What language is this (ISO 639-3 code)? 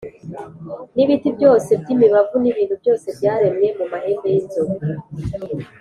kin